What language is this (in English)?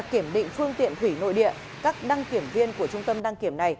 Vietnamese